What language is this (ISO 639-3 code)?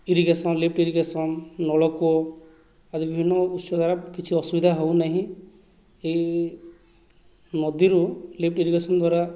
ori